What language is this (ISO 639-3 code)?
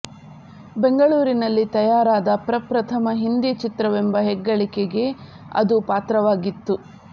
kan